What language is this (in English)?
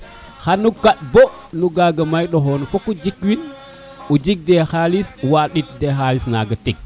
Serer